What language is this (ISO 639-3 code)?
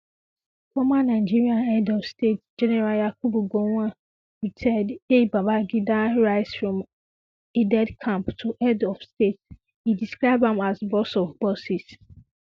pcm